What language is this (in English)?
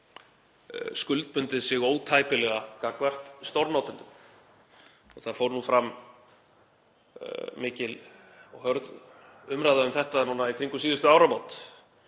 Icelandic